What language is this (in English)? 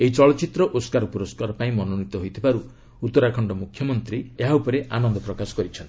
Odia